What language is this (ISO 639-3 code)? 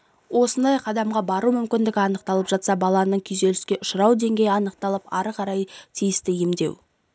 kaz